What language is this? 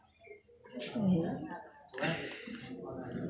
Maithili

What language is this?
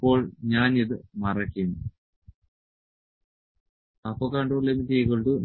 Malayalam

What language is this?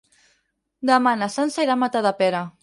Catalan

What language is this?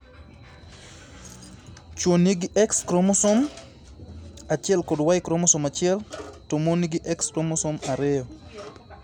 Luo (Kenya and Tanzania)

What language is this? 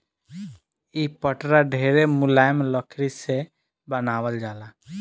Bhojpuri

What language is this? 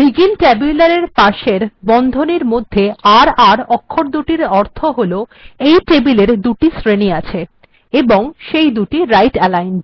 Bangla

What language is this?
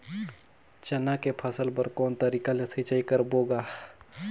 Chhattisgarhi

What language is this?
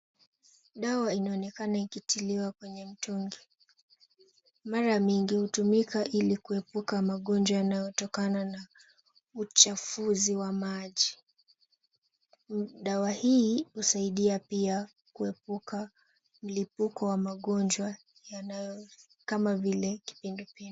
Swahili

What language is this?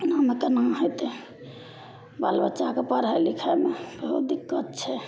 Maithili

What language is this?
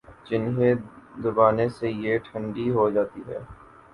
Urdu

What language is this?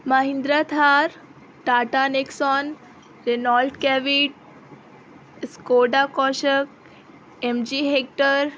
Urdu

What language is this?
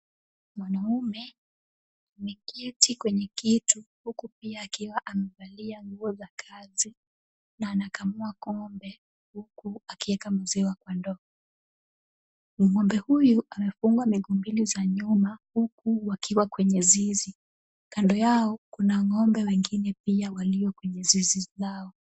Swahili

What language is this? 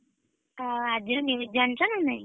Odia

